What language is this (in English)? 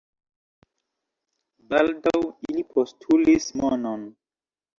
Esperanto